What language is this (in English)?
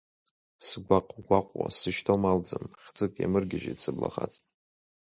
Abkhazian